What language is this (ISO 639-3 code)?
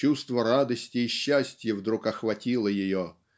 rus